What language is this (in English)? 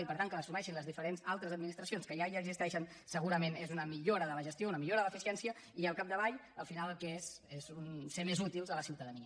Catalan